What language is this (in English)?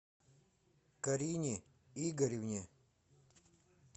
Russian